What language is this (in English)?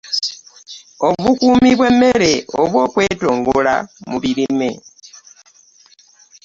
Ganda